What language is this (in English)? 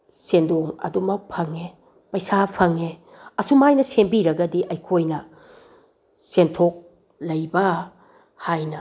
Manipuri